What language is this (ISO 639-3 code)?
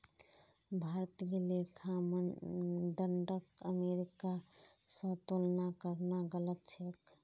mag